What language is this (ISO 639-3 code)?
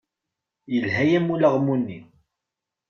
kab